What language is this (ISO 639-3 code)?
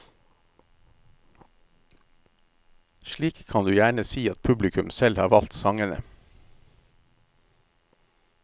nor